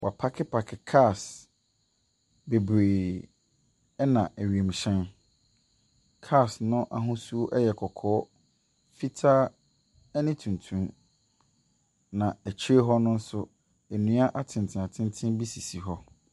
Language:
Akan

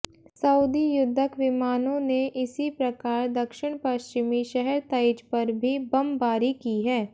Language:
Hindi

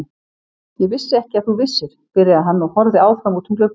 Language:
Icelandic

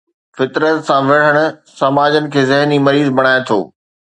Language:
Sindhi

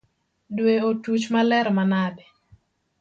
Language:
Luo (Kenya and Tanzania)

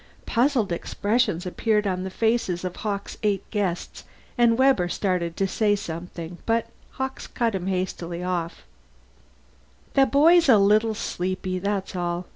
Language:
English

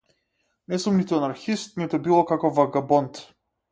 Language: Macedonian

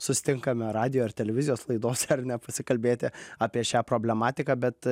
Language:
Lithuanian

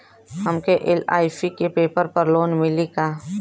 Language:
Bhojpuri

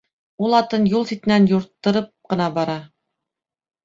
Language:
Bashkir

